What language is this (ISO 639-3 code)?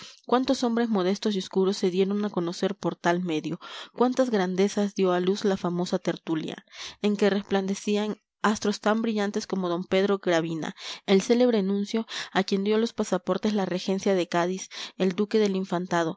spa